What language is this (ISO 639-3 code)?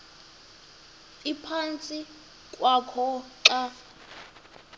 xho